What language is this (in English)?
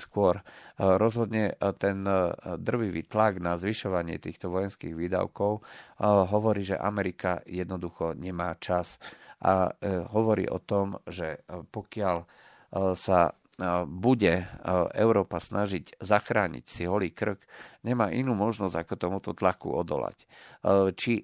Slovak